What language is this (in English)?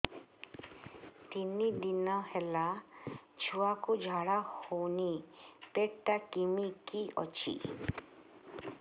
Odia